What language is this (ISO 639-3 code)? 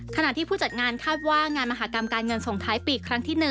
tha